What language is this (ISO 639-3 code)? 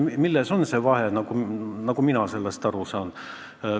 est